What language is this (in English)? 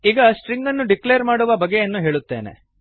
Kannada